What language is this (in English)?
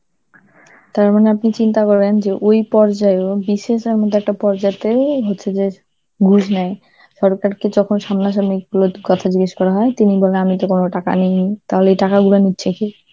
Bangla